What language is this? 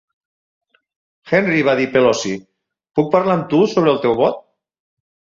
Catalan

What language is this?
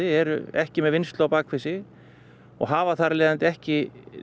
Icelandic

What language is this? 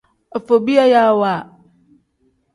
Tem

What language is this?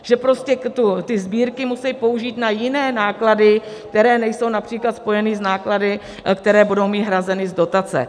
Czech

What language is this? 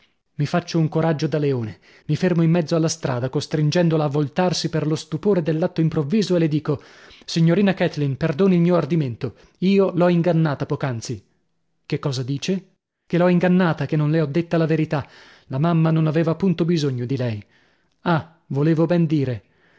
Italian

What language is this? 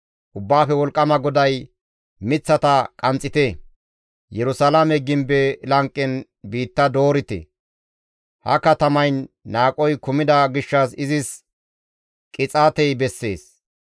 Gamo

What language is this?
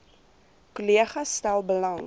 Afrikaans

